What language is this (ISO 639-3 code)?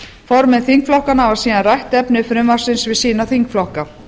isl